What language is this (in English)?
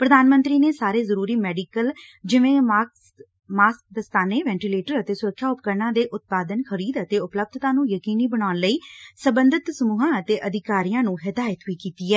Punjabi